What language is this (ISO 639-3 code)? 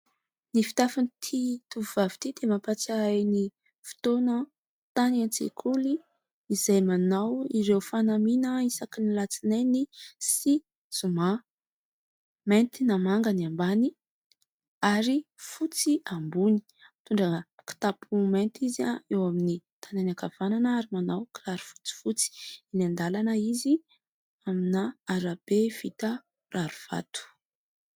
mlg